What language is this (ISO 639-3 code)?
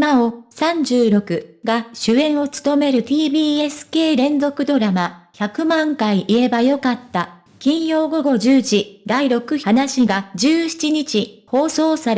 jpn